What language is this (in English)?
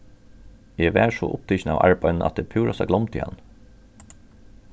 Faroese